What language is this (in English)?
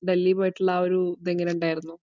Malayalam